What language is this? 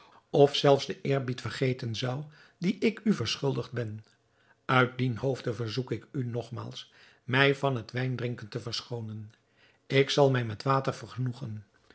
Dutch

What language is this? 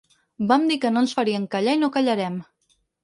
Catalan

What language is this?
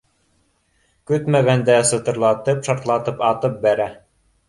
Bashkir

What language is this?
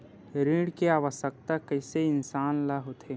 Chhattisgarhi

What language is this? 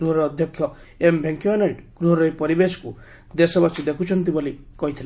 Odia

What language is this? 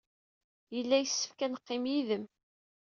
Kabyle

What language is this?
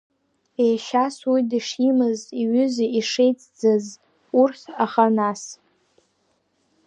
Abkhazian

